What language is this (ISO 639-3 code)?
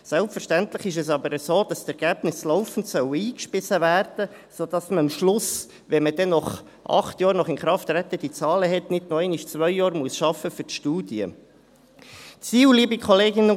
gsw